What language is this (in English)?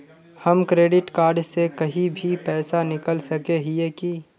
Magahi